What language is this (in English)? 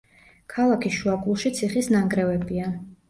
Georgian